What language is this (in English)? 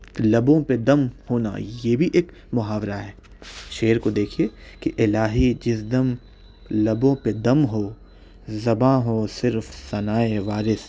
Urdu